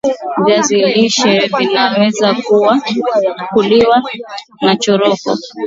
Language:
Swahili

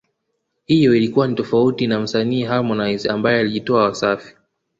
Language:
Swahili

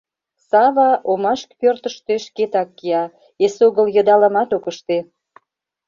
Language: Mari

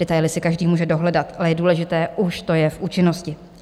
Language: Czech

